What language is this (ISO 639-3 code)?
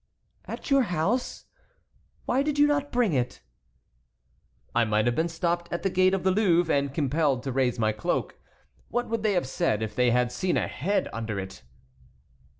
eng